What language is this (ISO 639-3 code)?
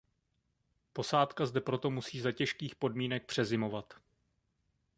ces